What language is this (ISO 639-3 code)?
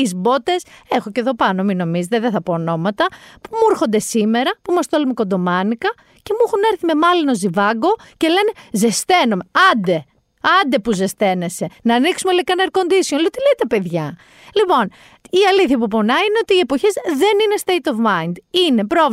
ell